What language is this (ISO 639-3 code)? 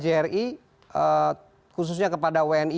ind